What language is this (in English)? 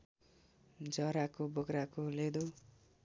Nepali